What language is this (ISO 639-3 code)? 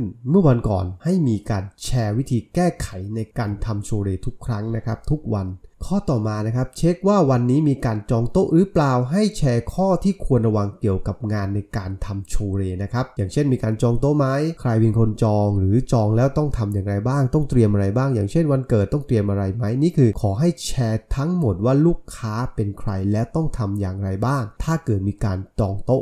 tha